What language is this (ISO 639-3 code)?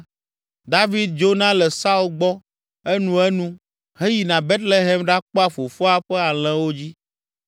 ewe